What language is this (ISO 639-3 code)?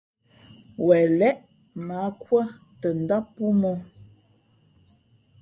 fmp